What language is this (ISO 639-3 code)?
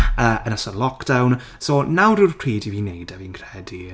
cym